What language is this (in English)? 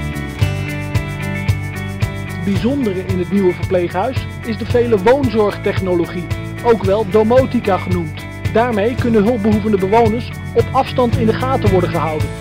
Dutch